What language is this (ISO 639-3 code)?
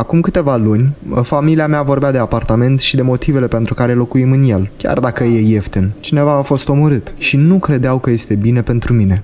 ron